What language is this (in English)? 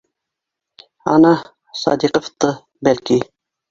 Bashkir